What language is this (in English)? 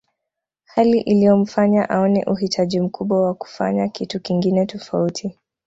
Swahili